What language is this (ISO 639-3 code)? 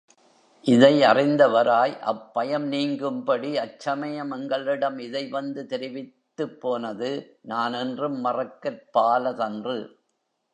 tam